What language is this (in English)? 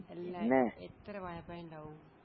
Malayalam